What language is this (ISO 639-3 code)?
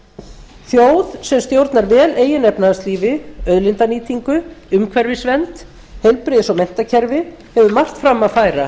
isl